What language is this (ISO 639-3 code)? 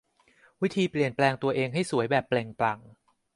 tha